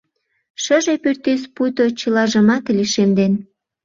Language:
Mari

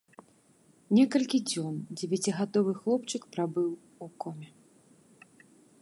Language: Belarusian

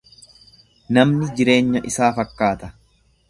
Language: Oromo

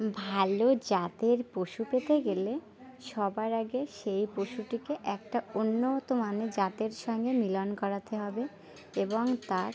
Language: Bangla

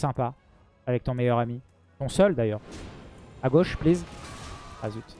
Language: French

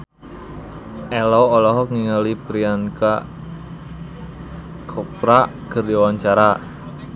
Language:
Sundanese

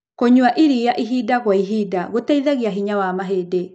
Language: Kikuyu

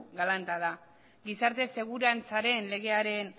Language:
Basque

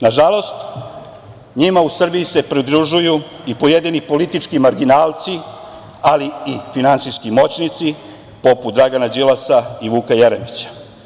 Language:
Serbian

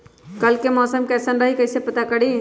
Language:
Magahi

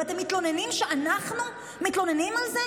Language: Hebrew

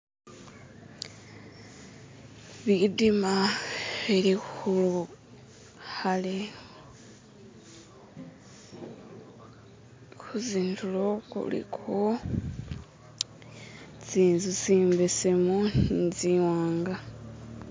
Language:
Masaaba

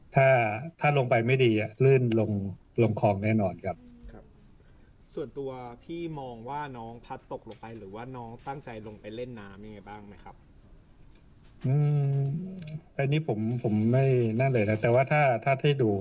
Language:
Thai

